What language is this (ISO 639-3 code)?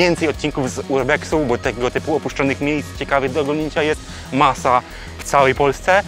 pol